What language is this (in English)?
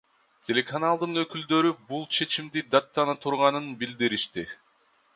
Kyrgyz